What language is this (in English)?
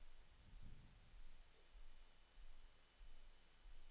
Norwegian